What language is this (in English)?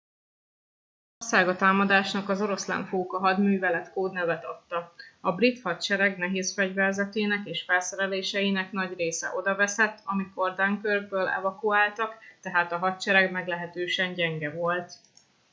Hungarian